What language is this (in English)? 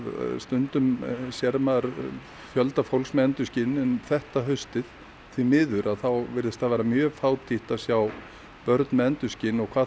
Icelandic